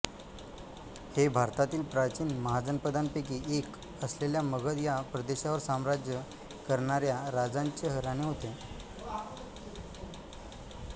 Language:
Marathi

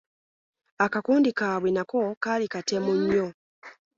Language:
Ganda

